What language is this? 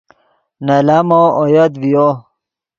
Yidgha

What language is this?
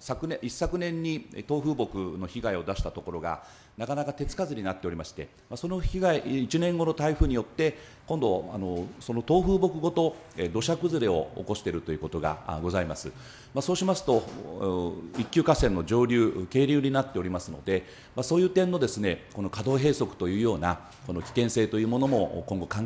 Japanese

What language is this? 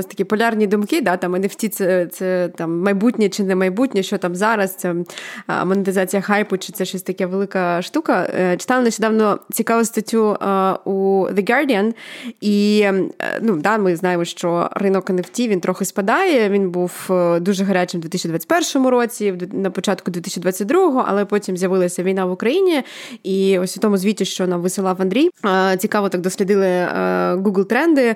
Ukrainian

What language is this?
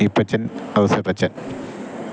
Malayalam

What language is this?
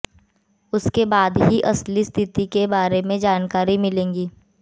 Hindi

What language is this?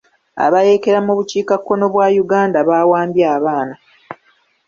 Ganda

